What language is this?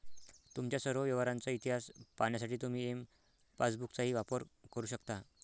Marathi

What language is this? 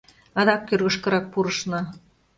Mari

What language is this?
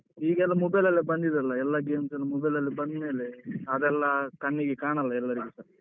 Kannada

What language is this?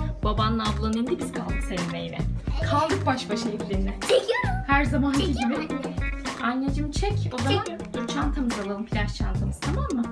Turkish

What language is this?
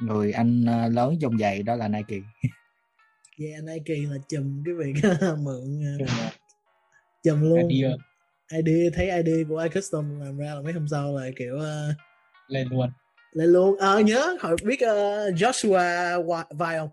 Vietnamese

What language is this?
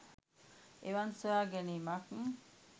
Sinhala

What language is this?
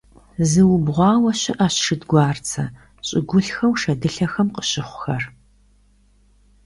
Kabardian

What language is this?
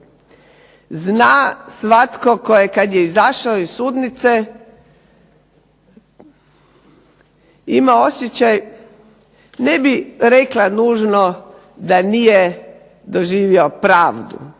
Croatian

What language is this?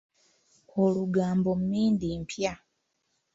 Ganda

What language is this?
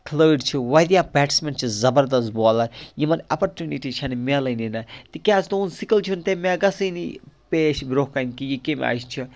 Kashmiri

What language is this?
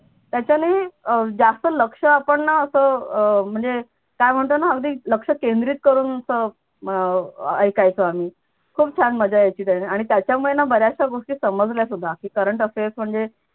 Marathi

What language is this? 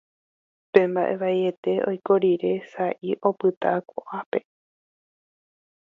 Guarani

